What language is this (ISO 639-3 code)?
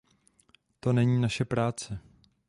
ces